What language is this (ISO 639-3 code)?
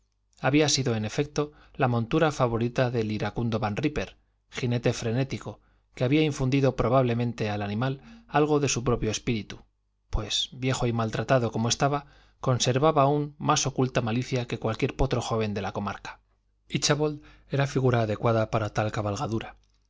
spa